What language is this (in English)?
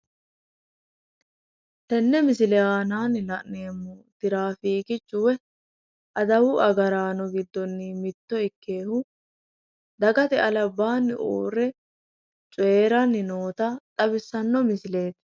Sidamo